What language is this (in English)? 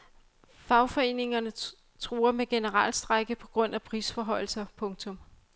Danish